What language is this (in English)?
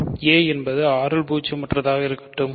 Tamil